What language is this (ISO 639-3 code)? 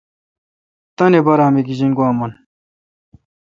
xka